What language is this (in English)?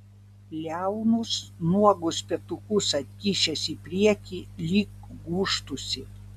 Lithuanian